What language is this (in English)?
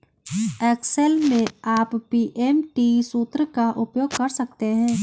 Hindi